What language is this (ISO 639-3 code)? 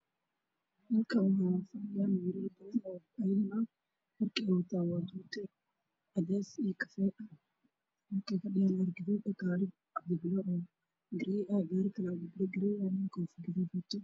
som